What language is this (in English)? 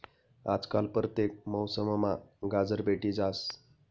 Marathi